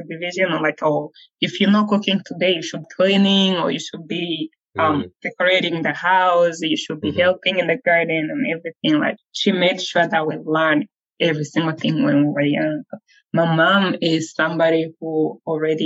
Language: English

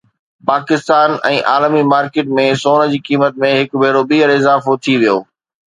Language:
Sindhi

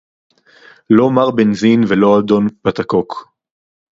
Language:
Hebrew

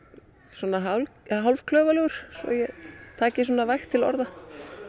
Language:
Icelandic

